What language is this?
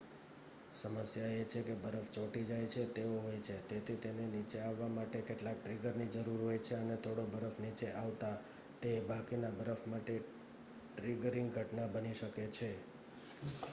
Gujarati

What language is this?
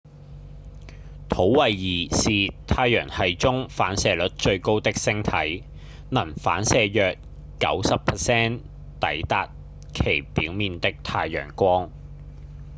Cantonese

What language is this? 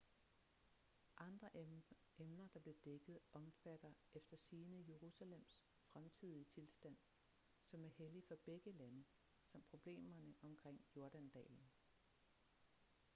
Danish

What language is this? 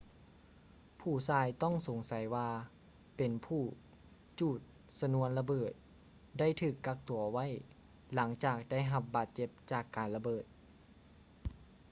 Lao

